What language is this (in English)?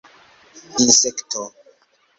Esperanto